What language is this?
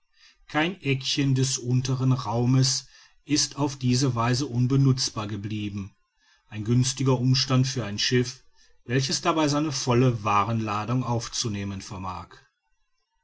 German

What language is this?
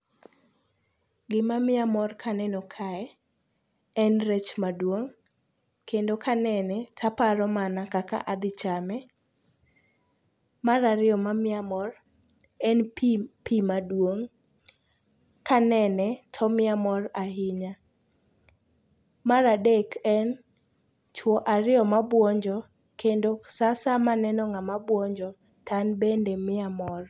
Luo (Kenya and Tanzania)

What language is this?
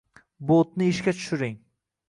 Uzbek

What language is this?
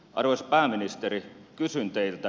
Finnish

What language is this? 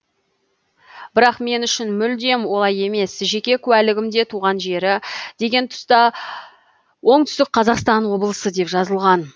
Kazakh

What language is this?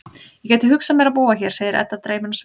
Icelandic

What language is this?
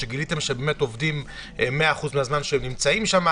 Hebrew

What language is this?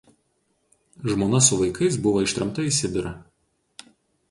Lithuanian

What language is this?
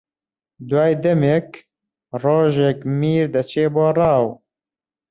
Central Kurdish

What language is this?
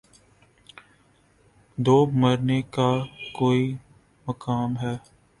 Urdu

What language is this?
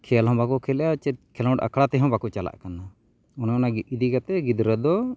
Santali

